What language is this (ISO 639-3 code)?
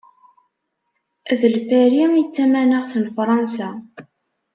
kab